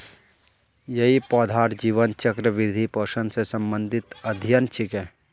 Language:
Magahi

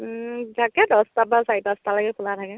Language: Assamese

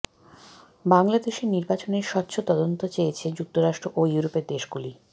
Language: Bangla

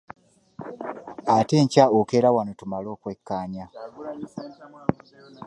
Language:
Ganda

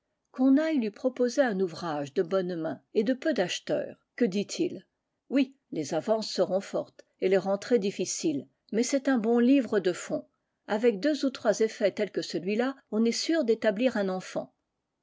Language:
French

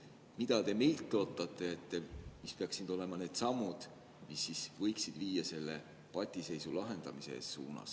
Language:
Estonian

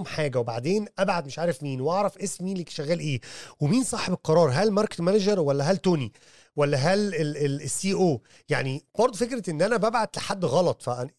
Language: Arabic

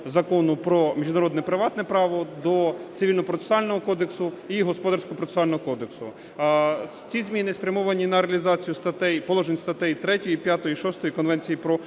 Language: Ukrainian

